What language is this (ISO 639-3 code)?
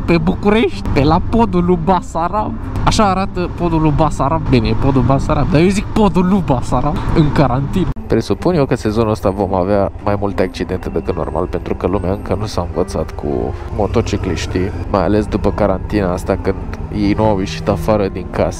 ron